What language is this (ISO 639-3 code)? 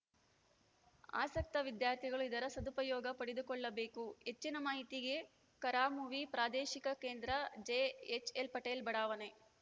kan